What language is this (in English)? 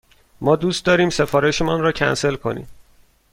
Persian